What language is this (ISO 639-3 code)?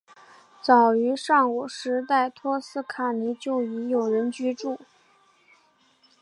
zho